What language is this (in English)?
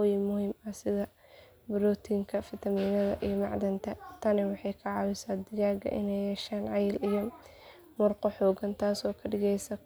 Somali